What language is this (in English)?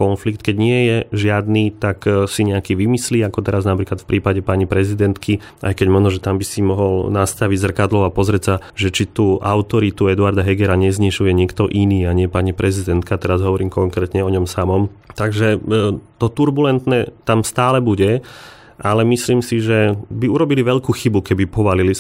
Slovak